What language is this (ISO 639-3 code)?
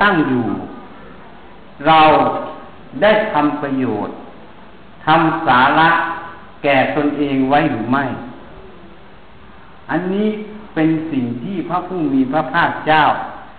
tha